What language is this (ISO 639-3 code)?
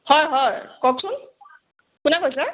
asm